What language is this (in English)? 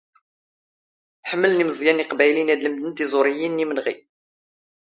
Standard Moroccan Tamazight